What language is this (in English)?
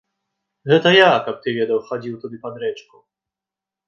Belarusian